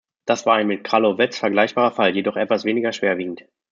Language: German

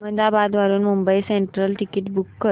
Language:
Marathi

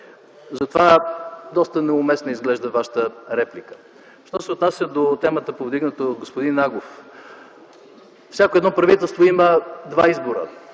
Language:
Bulgarian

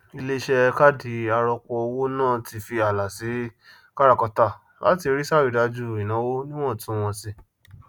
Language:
Yoruba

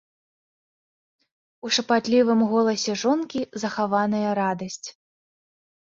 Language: Belarusian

